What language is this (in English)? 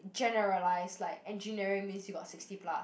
English